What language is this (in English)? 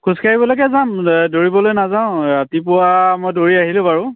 Assamese